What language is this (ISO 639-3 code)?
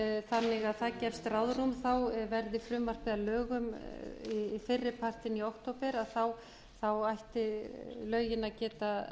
isl